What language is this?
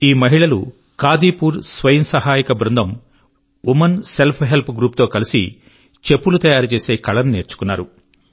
Telugu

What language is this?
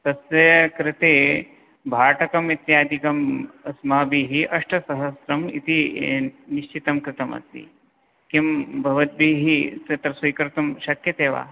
Sanskrit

